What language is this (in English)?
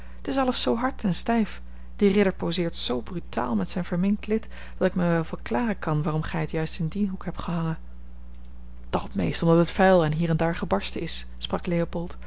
Dutch